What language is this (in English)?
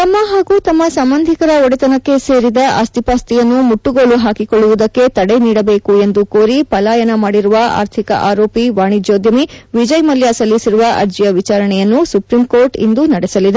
Kannada